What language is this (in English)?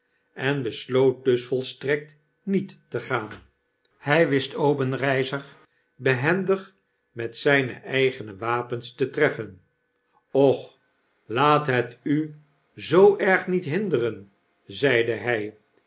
Dutch